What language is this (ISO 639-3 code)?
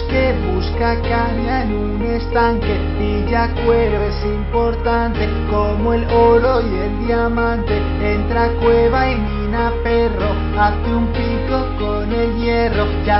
spa